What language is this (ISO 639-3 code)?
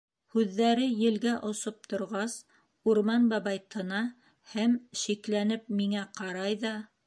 bak